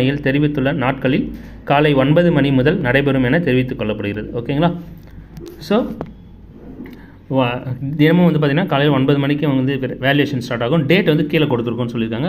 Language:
Tamil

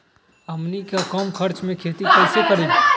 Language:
Magahi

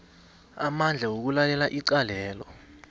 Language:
South Ndebele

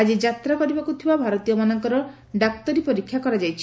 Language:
Odia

